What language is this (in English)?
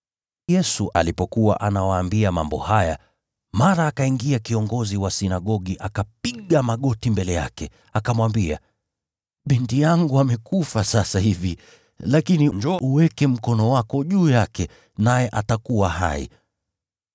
Swahili